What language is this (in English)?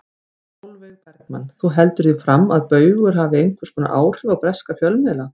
Icelandic